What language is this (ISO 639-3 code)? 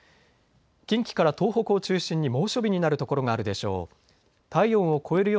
jpn